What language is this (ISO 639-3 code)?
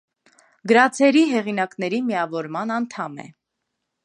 hye